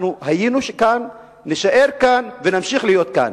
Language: Hebrew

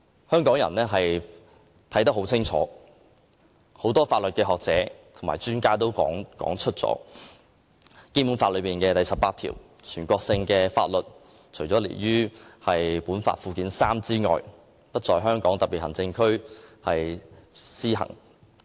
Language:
Cantonese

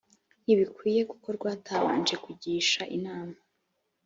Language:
Kinyarwanda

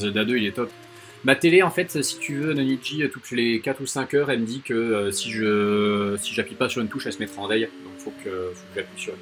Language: French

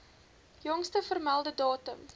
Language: Afrikaans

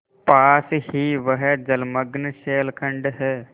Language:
Hindi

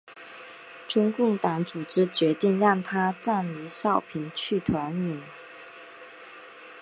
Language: Chinese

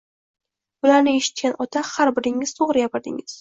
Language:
Uzbek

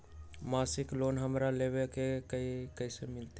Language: Magahi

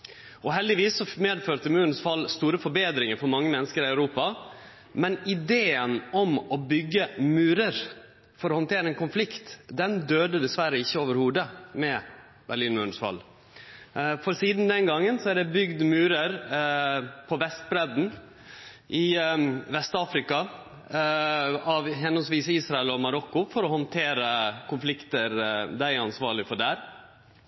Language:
Norwegian Nynorsk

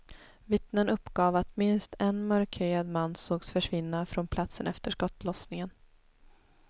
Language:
Swedish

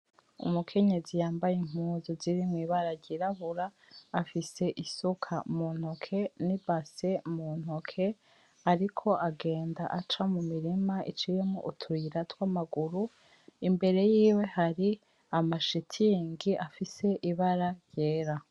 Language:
Rundi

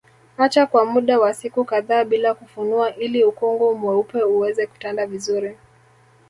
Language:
Swahili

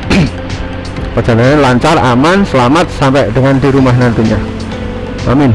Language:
Indonesian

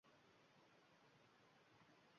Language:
Uzbek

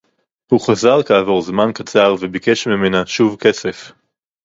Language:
Hebrew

